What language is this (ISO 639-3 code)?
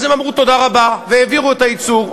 heb